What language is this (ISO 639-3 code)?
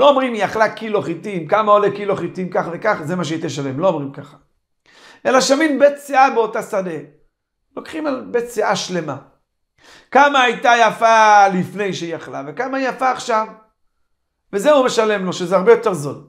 heb